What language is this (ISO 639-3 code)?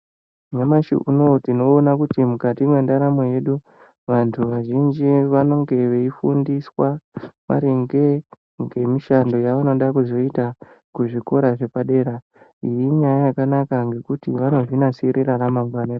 ndc